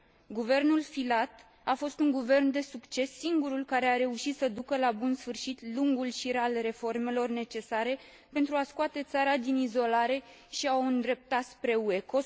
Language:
Romanian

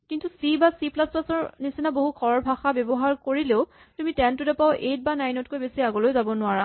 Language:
Assamese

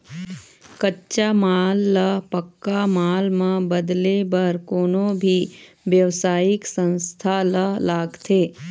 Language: Chhattisgarhi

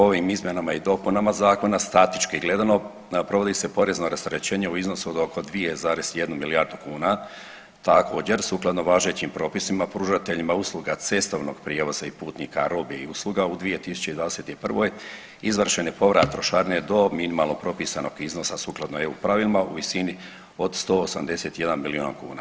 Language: Croatian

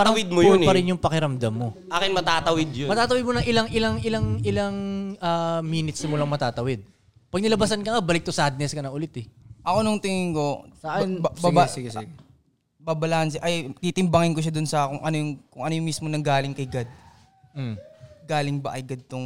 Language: Filipino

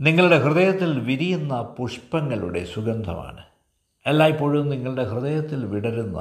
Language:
Malayalam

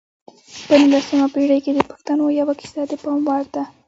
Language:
Pashto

